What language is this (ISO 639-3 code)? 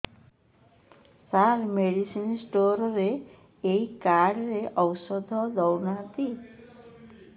ori